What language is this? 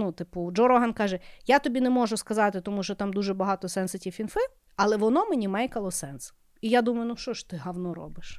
Ukrainian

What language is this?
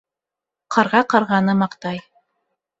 Bashkir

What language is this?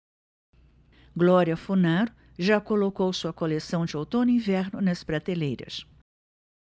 Portuguese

